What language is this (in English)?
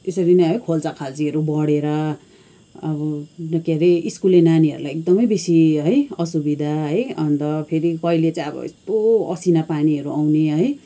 Nepali